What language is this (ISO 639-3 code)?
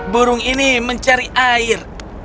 ind